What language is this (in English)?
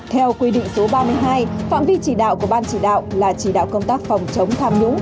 Vietnamese